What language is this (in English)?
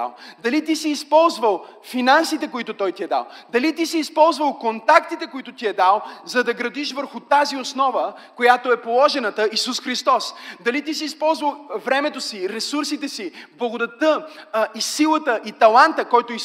Bulgarian